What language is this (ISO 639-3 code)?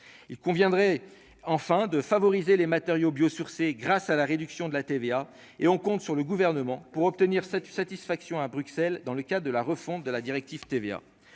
fra